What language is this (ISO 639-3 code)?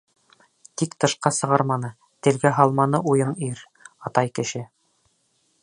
bak